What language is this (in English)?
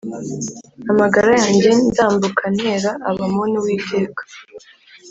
Kinyarwanda